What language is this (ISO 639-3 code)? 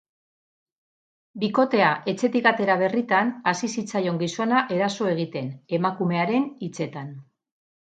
eus